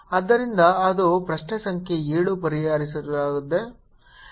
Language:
Kannada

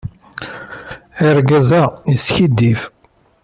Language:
Kabyle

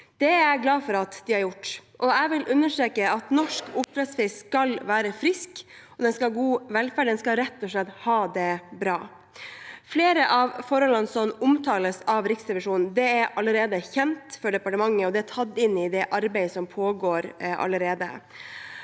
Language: Norwegian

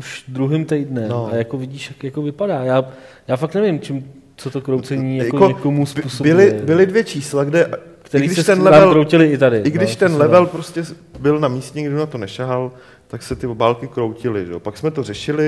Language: Czech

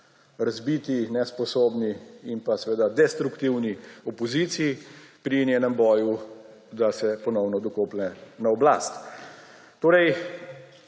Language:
Slovenian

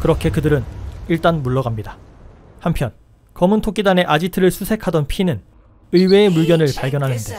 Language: Korean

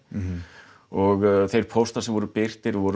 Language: Icelandic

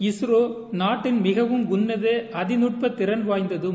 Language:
Tamil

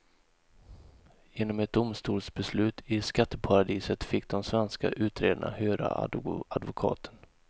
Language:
Swedish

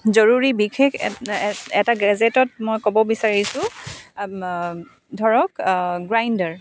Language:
Assamese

